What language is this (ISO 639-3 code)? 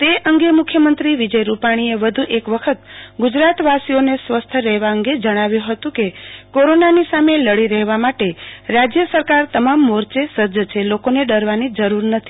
guj